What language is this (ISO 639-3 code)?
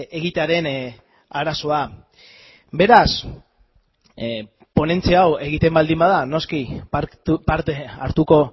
eus